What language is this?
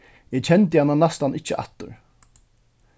Faroese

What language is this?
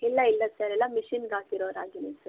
Kannada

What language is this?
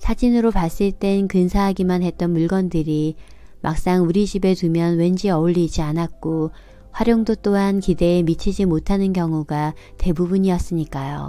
Korean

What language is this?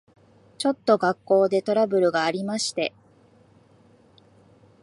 Japanese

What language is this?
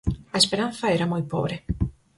Galician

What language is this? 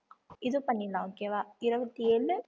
Tamil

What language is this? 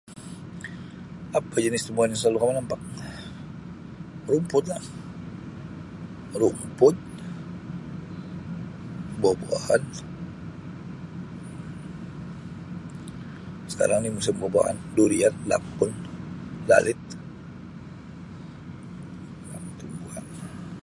Sabah Malay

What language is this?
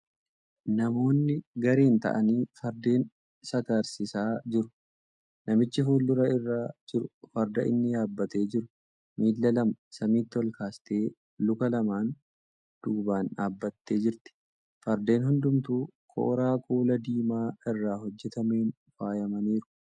Oromo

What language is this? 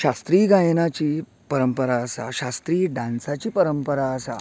Konkani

